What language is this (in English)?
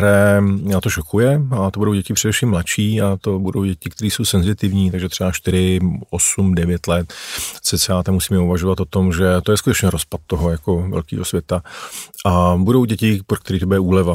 Czech